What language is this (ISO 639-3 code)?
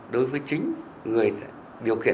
vie